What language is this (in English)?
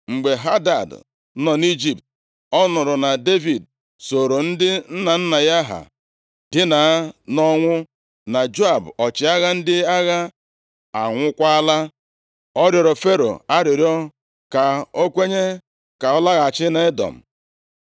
Igbo